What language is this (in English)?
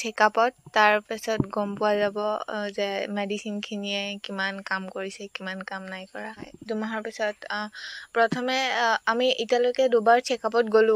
Arabic